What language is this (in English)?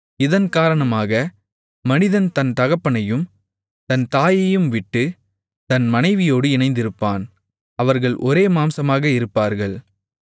Tamil